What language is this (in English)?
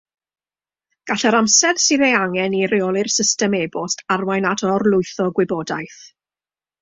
Welsh